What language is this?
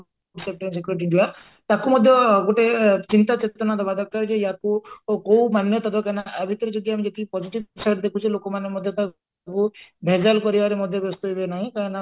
Odia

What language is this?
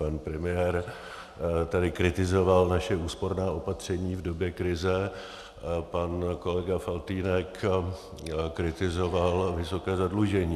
Czech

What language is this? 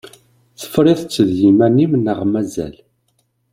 Kabyle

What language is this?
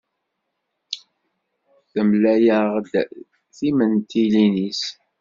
Kabyle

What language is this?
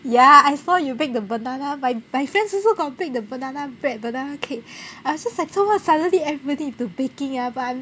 English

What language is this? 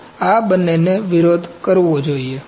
Gujarati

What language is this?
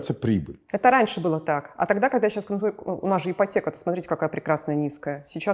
Russian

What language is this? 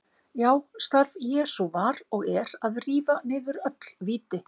Icelandic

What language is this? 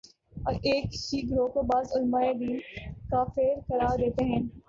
Urdu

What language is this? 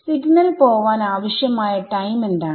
Malayalam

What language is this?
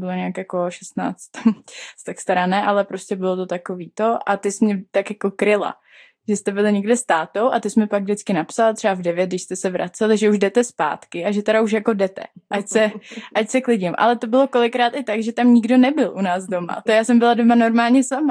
Czech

